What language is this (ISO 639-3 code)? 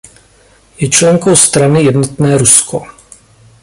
ces